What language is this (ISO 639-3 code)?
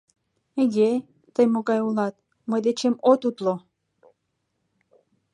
chm